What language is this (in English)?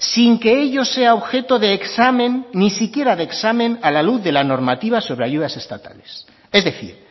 Spanish